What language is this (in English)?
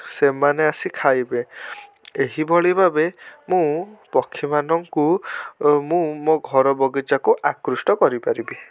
Odia